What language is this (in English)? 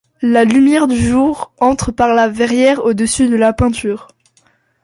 French